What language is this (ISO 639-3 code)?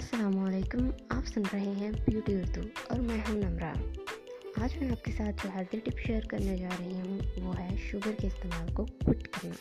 urd